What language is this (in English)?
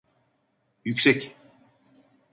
Turkish